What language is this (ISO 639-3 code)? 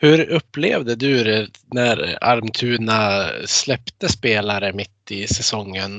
swe